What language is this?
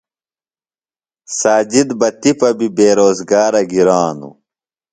Phalura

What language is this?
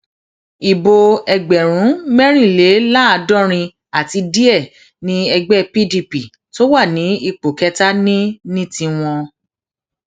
Yoruba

